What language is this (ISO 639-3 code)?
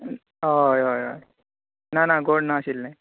kok